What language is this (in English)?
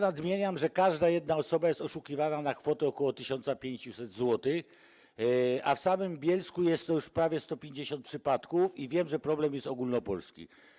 Polish